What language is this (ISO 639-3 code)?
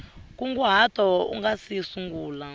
tso